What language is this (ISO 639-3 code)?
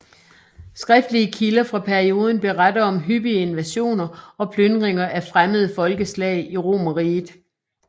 dan